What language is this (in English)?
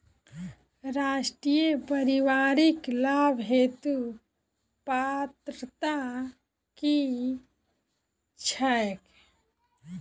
Maithili